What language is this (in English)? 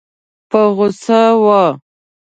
Pashto